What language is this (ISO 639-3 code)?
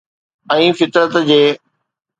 snd